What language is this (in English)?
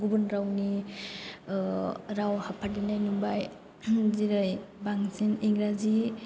Bodo